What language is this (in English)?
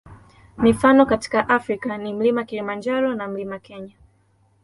Swahili